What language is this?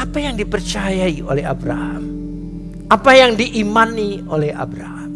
Indonesian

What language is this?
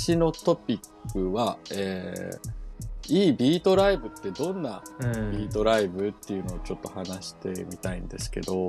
Japanese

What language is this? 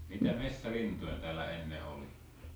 Finnish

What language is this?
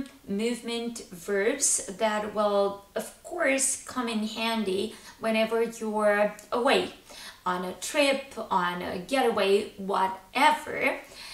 English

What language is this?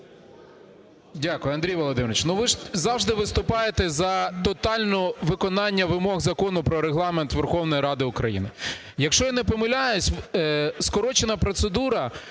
Ukrainian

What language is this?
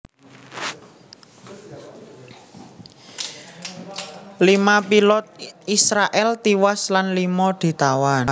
Javanese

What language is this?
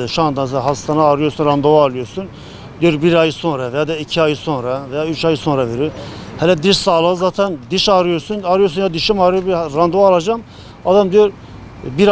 Turkish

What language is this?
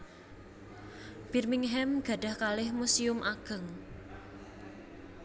Javanese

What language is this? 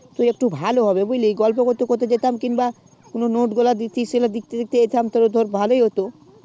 Bangla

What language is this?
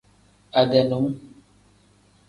Tem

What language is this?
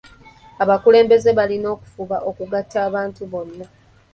Ganda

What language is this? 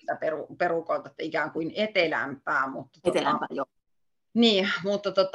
Finnish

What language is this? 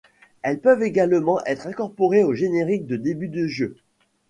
French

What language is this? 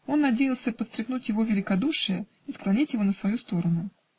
Russian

